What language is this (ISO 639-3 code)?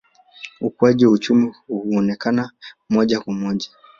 swa